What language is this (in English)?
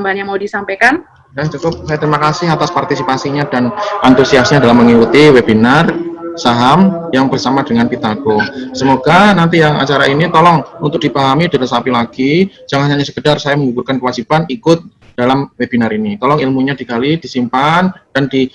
Indonesian